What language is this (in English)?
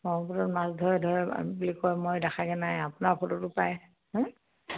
Assamese